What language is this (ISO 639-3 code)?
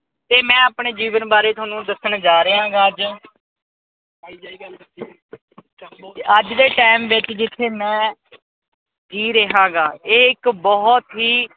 pan